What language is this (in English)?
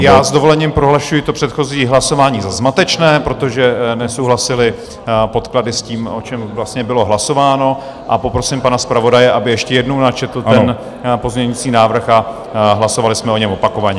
Czech